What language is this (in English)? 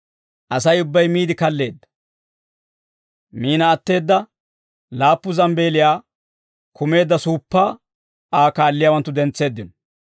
Dawro